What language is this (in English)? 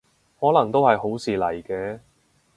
Cantonese